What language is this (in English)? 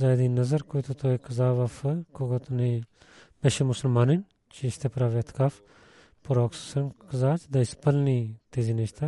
Bulgarian